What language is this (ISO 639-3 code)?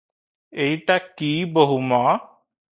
ori